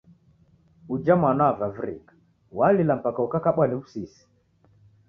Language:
Taita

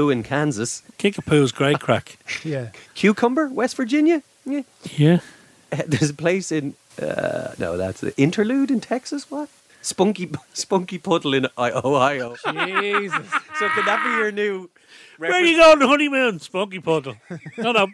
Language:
English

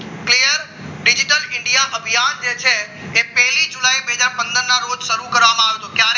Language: Gujarati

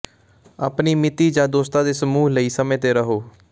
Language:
Punjabi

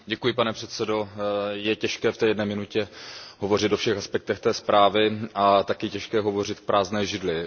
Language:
Czech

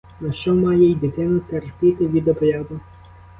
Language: Ukrainian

